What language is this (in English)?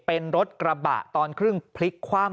Thai